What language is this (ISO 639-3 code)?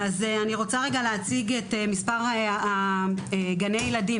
heb